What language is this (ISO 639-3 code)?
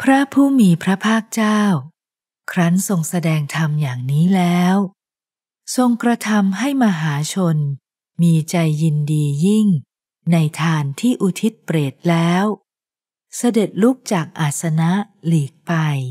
tha